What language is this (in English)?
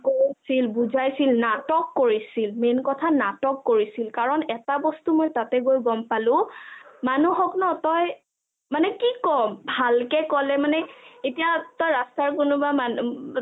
Assamese